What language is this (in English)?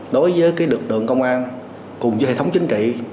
Vietnamese